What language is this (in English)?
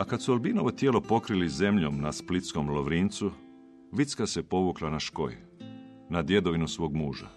Croatian